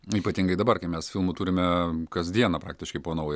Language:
Lithuanian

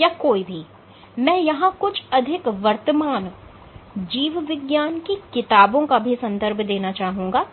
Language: Hindi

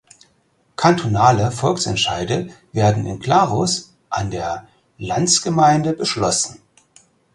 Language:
German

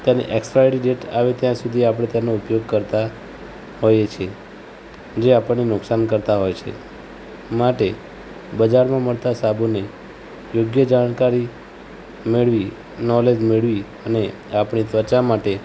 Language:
Gujarati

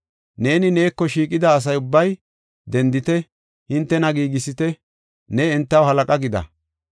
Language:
Gofa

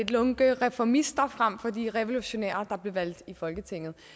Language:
Danish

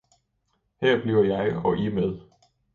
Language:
Danish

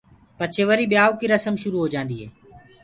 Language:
Gurgula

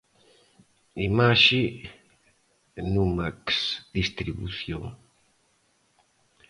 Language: Galician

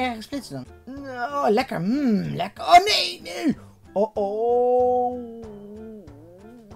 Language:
Dutch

